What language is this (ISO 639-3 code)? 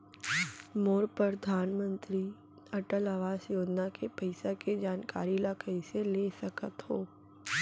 hne